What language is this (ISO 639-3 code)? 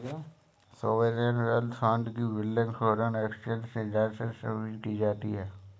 hin